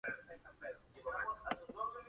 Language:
Spanish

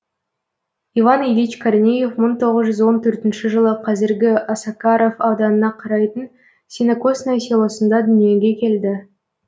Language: Kazakh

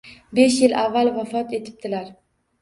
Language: Uzbek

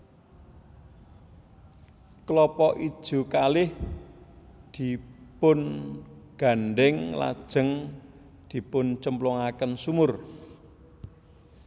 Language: Javanese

